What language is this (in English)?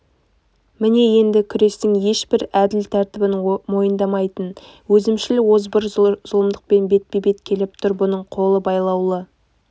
Kazakh